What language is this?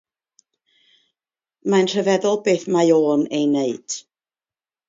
Welsh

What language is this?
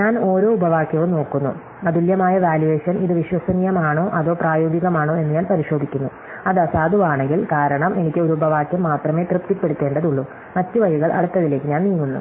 Malayalam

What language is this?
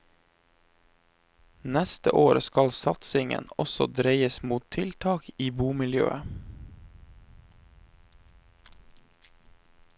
Norwegian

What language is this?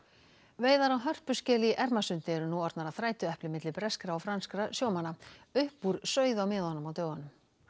Icelandic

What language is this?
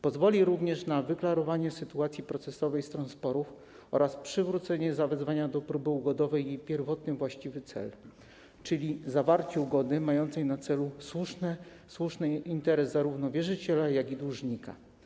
Polish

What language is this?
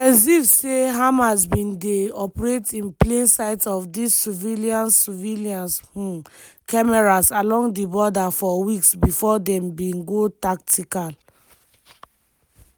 Nigerian Pidgin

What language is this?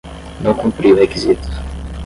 Portuguese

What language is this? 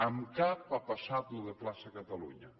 Catalan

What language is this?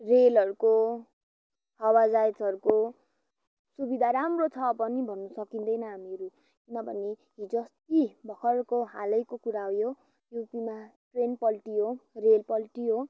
Nepali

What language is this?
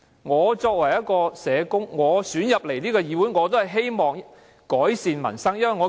Cantonese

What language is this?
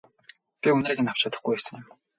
Mongolian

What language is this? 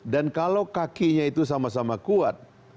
Indonesian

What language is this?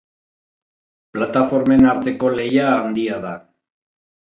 Basque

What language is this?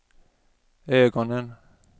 Swedish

